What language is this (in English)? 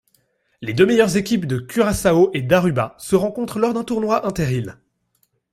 French